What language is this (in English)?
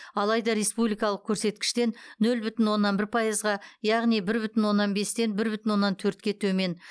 Kazakh